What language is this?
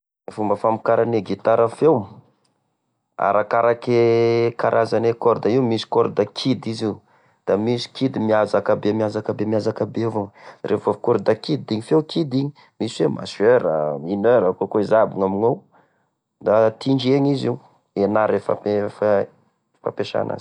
Tesaka Malagasy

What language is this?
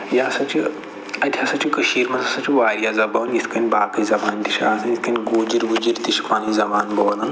Kashmiri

